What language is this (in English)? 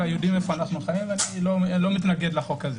Hebrew